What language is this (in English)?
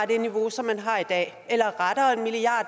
Danish